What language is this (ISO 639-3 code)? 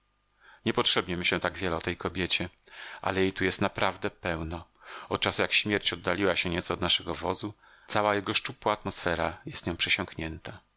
pol